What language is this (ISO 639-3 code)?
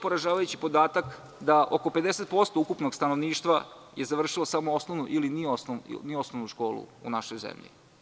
srp